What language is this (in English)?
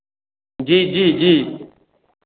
Maithili